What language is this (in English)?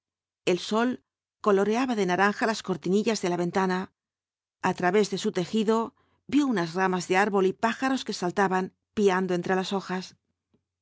Spanish